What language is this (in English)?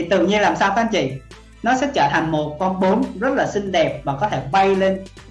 Vietnamese